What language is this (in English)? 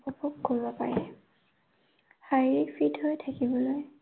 Assamese